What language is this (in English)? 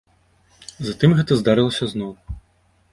Belarusian